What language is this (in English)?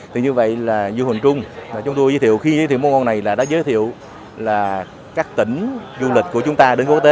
Vietnamese